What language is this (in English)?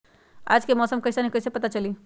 Magahi